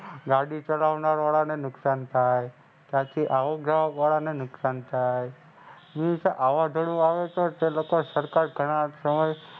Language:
Gujarati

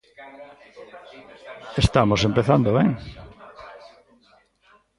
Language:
Galician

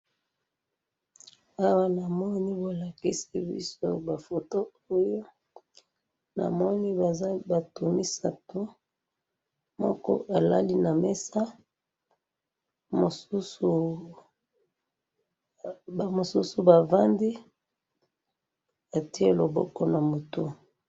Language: Lingala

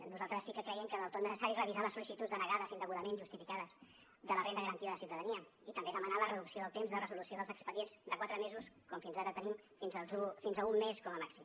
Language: Catalan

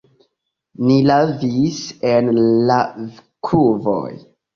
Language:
Esperanto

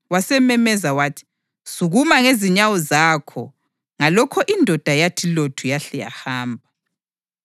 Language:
North Ndebele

